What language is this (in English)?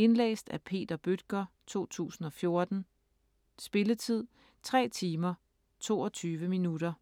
Danish